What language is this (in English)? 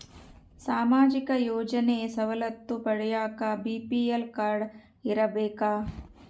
Kannada